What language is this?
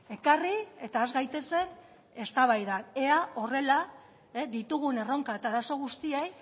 Basque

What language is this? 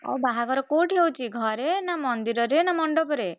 Odia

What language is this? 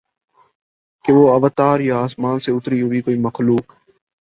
Urdu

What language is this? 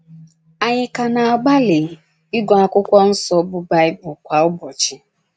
Igbo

